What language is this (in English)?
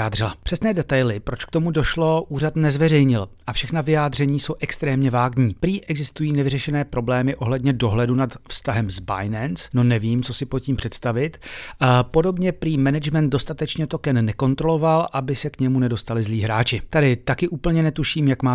Czech